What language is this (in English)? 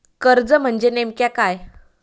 Marathi